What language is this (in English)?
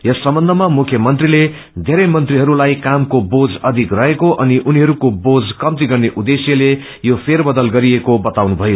Nepali